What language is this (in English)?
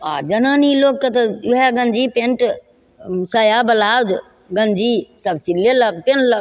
Maithili